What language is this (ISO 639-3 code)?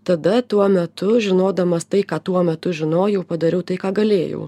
lit